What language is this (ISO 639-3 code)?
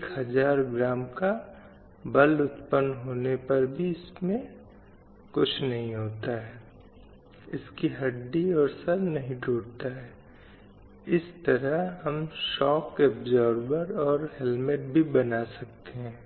hin